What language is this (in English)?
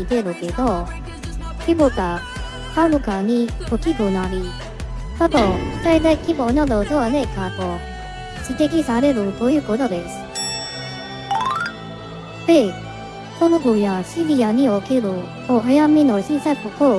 Japanese